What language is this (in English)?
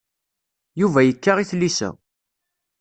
Kabyle